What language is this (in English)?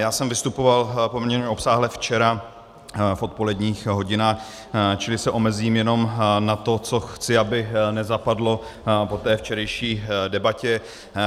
Czech